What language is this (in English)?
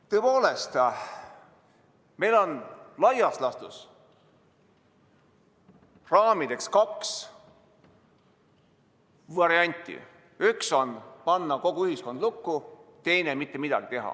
Estonian